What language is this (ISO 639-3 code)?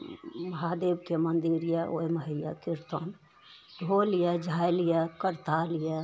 mai